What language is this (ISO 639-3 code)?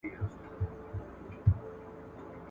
pus